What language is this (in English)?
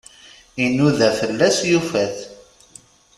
Kabyle